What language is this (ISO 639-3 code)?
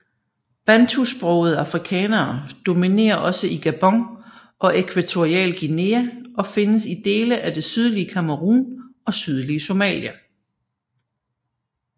dan